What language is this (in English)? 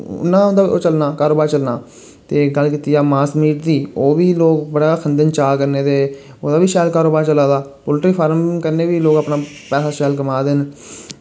Dogri